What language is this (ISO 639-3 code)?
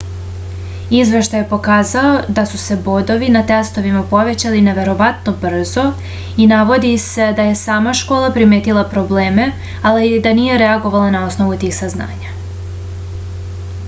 srp